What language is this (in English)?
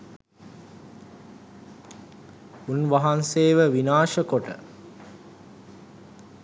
Sinhala